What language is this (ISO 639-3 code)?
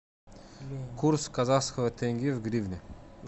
rus